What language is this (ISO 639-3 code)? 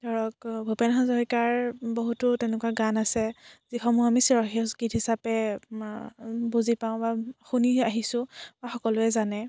asm